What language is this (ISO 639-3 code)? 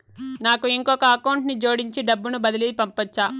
tel